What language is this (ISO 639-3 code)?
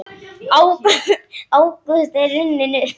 isl